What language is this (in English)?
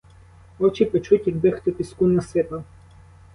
Ukrainian